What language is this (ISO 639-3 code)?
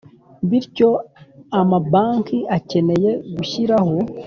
kin